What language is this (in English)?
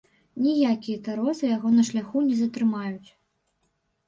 Belarusian